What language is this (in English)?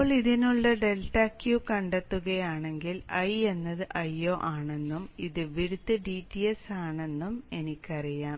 Malayalam